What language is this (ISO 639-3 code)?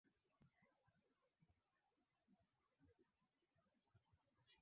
swa